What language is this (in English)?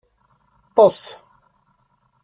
Kabyle